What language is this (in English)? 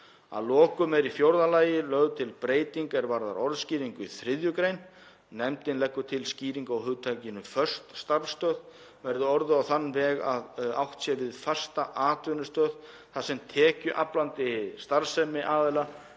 Icelandic